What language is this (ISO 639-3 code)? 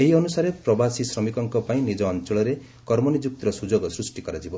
ori